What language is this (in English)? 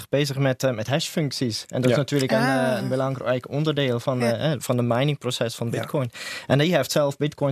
Dutch